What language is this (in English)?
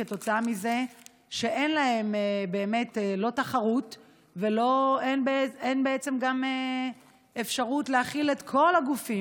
Hebrew